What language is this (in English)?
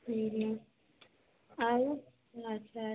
Odia